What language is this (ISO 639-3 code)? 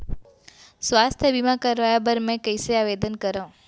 hne